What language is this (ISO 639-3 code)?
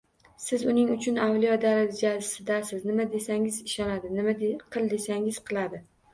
uzb